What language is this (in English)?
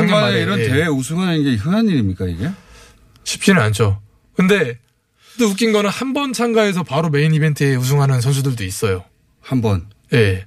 Korean